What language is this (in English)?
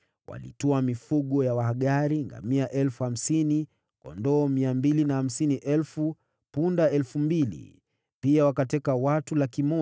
Swahili